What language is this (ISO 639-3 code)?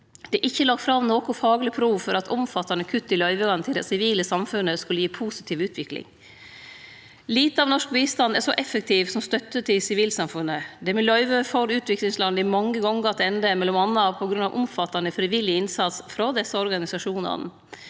nor